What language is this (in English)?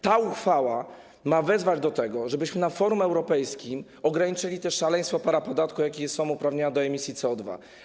Polish